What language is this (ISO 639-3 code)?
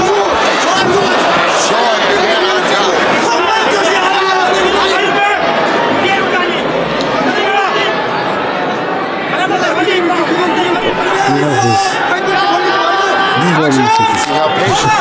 rus